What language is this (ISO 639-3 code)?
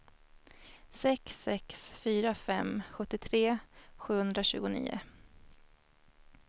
swe